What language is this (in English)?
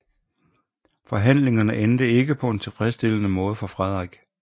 Danish